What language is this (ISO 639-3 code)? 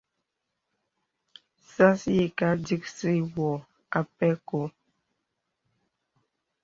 beb